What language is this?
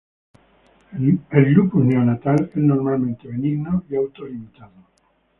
Spanish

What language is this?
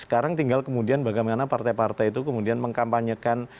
Indonesian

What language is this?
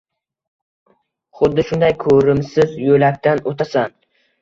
Uzbek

